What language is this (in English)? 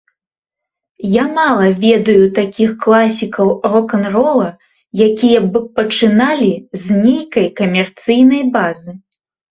Belarusian